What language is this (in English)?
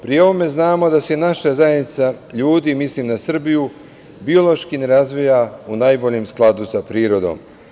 Serbian